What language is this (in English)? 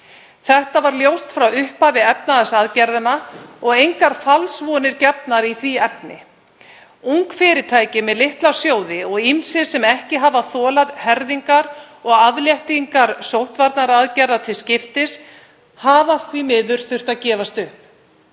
Icelandic